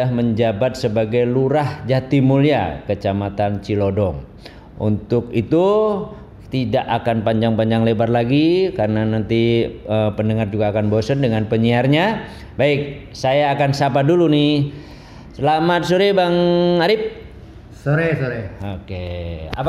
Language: Indonesian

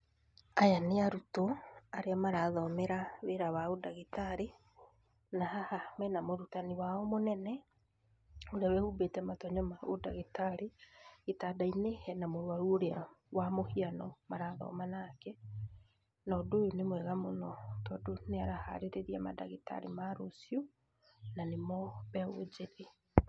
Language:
Kikuyu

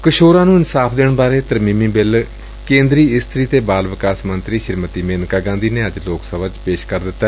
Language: Punjabi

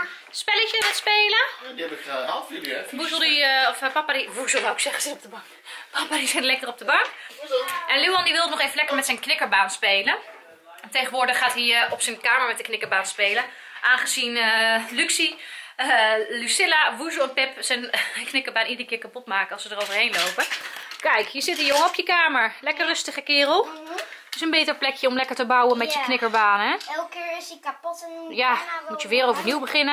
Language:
Dutch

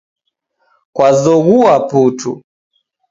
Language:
Taita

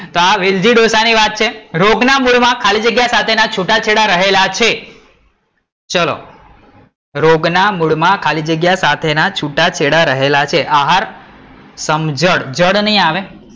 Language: Gujarati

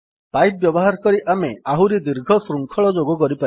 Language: Odia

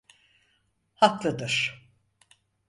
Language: Turkish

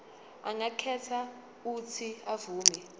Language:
Zulu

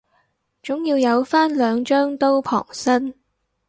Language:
Cantonese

